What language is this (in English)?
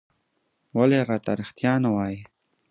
Pashto